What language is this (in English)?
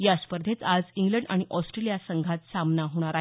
Marathi